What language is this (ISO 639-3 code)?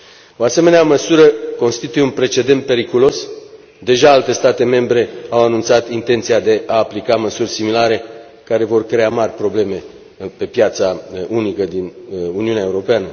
ron